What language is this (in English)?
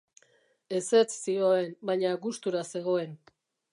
Basque